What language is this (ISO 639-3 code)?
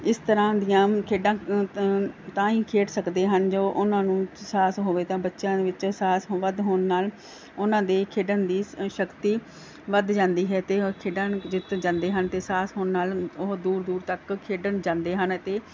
pan